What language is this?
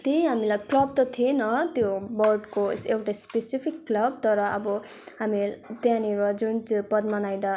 Nepali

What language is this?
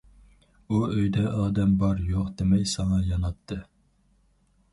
Uyghur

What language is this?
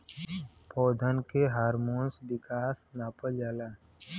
Bhojpuri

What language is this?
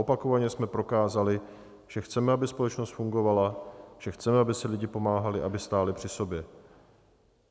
Czech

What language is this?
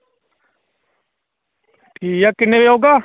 Dogri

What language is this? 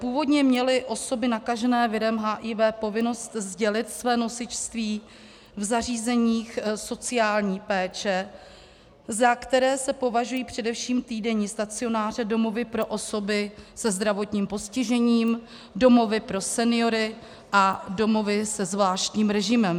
Czech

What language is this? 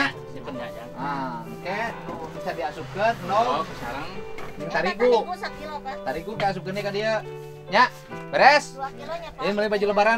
Indonesian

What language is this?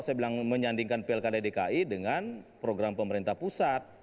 Indonesian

